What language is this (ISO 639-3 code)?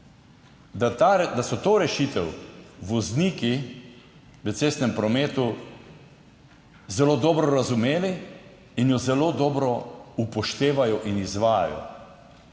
slv